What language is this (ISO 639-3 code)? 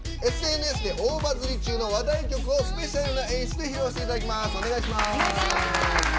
jpn